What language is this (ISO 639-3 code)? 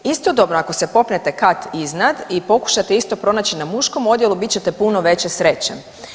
hrv